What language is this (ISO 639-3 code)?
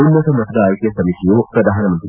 kan